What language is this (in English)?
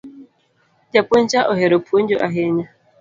Luo (Kenya and Tanzania)